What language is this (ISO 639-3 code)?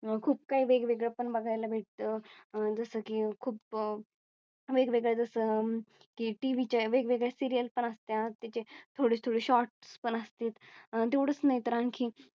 mar